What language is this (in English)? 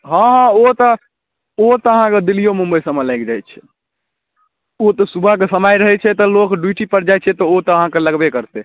Maithili